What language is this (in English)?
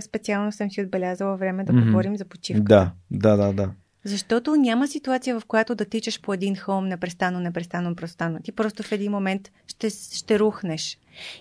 Bulgarian